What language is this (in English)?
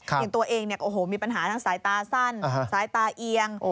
Thai